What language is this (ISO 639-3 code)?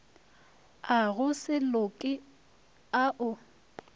nso